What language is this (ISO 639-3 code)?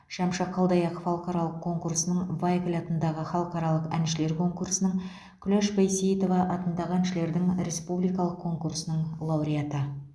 kaz